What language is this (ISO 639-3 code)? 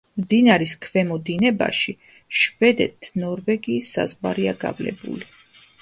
kat